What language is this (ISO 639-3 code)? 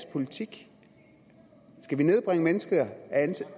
dan